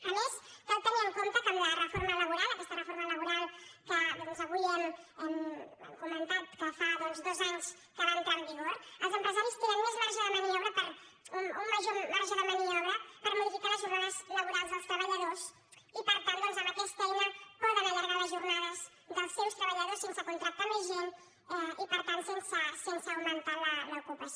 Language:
Catalan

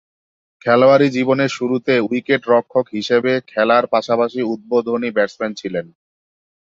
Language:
Bangla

